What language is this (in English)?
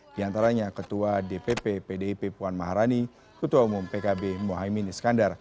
Indonesian